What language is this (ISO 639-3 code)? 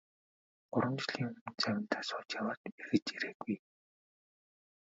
mon